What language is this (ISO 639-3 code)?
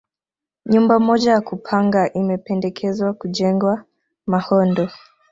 swa